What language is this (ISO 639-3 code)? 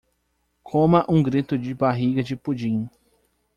por